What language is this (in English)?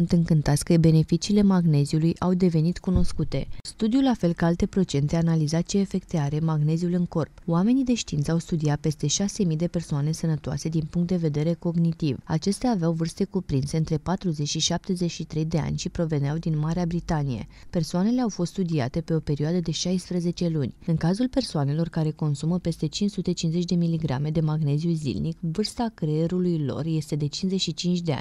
Romanian